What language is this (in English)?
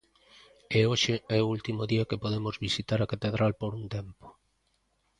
Galician